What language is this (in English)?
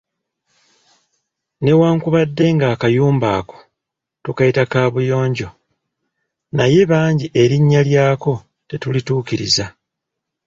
Ganda